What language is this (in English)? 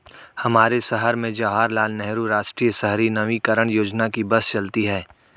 Hindi